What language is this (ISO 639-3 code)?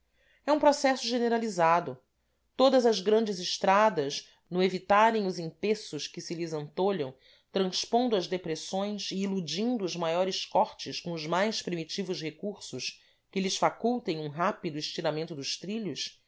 por